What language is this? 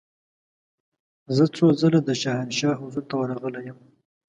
Pashto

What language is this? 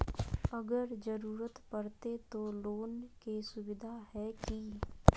Magahi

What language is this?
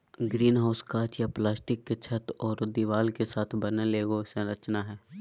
Magahi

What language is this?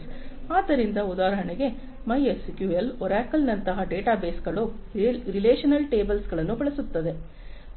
Kannada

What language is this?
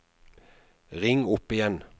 Norwegian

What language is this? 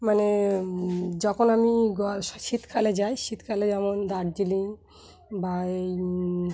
Bangla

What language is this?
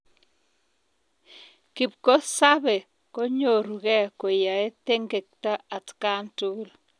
Kalenjin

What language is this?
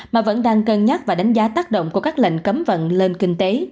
Vietnamese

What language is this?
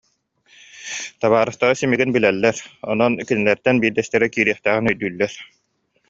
Yakut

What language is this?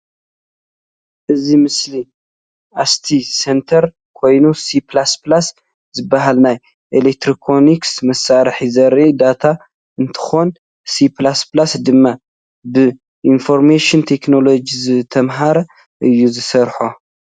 Tigrinya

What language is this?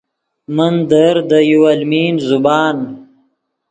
Yidgha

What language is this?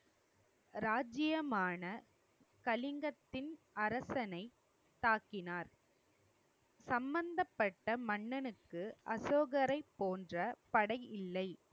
Tamil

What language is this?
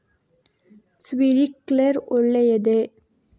Kannada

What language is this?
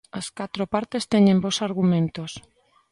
Galician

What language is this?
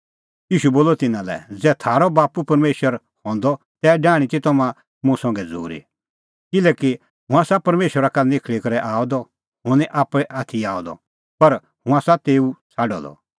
Kullu Pahari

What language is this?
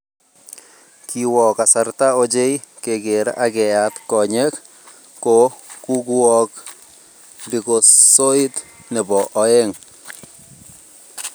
Kalenjin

